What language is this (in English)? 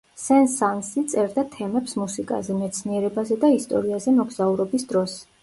Georgian